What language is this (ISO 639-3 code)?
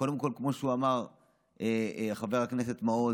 heb